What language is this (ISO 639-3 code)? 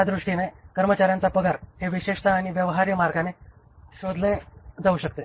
mar